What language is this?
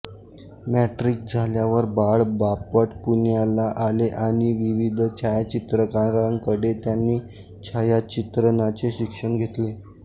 Marathi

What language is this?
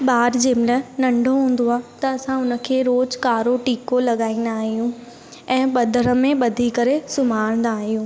Sindhi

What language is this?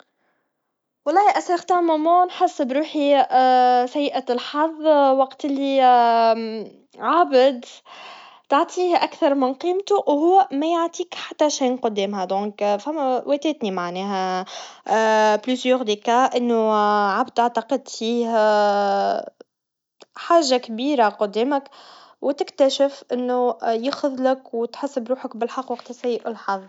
Tunisian Arabic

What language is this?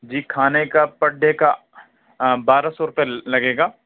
Urdu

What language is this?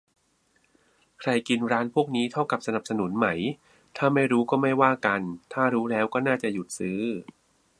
Thai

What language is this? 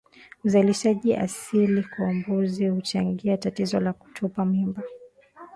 Swahili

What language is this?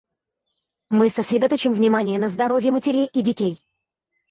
Russian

